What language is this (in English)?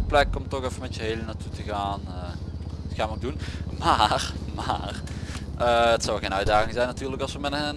Dutch